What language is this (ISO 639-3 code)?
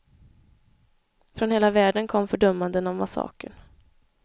swe